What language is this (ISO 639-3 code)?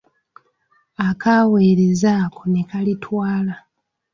lug